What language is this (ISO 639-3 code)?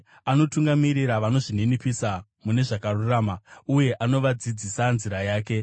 sna